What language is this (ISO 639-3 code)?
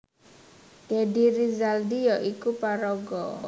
jav